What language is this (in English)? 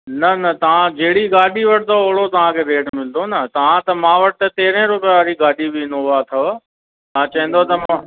Sindhi